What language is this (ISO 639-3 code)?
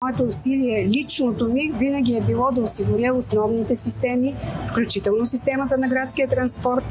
bul